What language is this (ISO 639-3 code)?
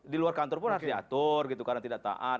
ind